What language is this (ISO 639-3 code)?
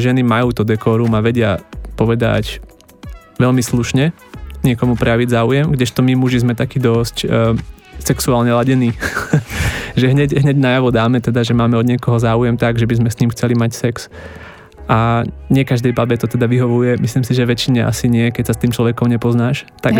slk